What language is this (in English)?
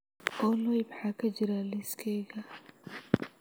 Somali